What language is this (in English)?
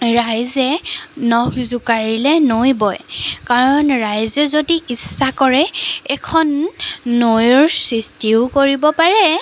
Assamese